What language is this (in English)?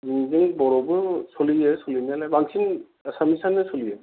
Bodo